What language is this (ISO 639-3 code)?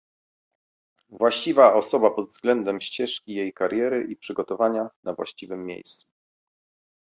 pol